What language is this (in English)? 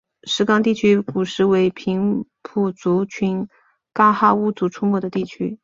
Chinese